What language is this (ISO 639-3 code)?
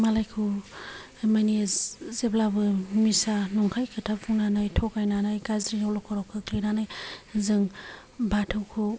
brx